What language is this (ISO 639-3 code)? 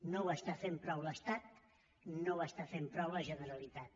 cat